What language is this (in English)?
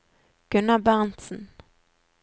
Norwegian